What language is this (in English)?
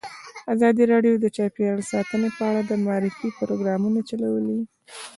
Pashto